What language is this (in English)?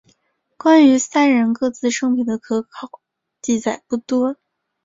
Chinese